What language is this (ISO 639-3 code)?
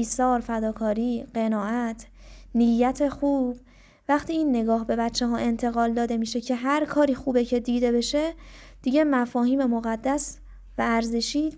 fas